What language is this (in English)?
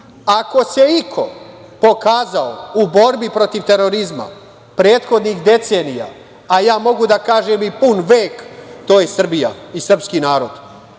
Serbian